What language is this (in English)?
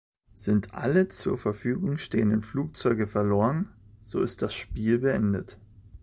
German